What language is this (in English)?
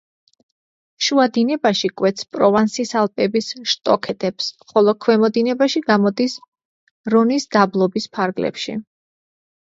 Georgian